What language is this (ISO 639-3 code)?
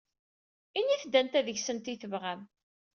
kab